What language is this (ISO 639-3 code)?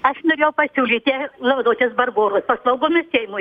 lit